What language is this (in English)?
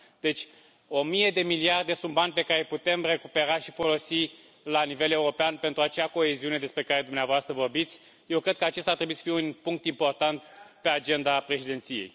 Romanian